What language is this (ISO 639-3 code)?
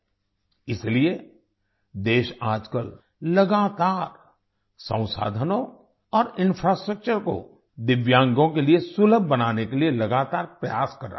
hin